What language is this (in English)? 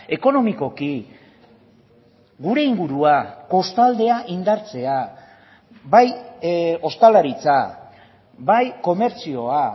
Basque